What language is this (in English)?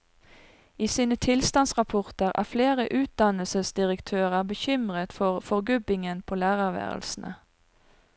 Norwegian